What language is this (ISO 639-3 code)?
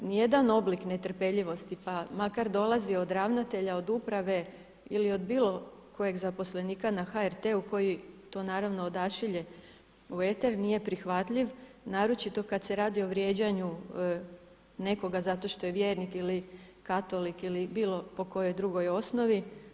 hrv